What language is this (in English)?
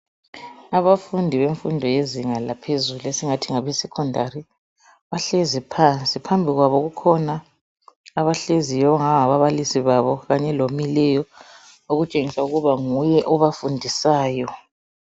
North Ndebele